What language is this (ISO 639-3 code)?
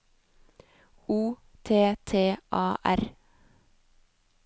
nor